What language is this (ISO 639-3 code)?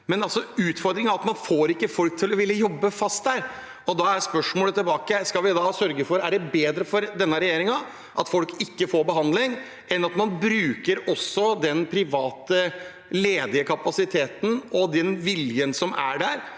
nor